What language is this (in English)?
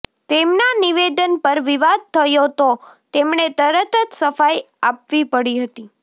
Gujarati